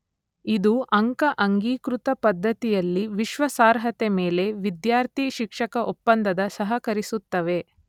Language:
Kannada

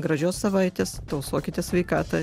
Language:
Lithuanian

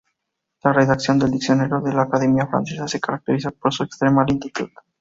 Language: Spanish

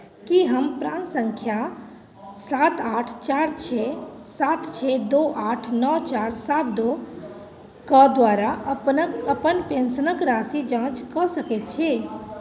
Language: Maithili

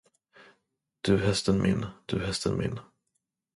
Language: Swedish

